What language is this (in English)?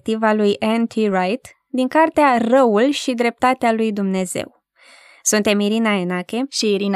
Romanian